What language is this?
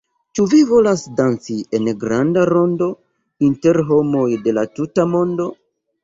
Esperanto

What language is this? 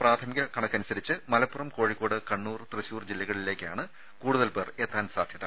Malayalam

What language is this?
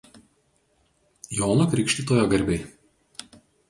Lithuanian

